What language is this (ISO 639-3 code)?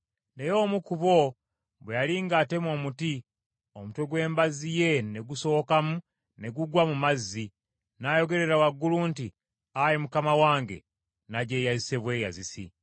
lug